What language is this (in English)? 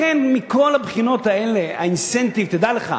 Hebrew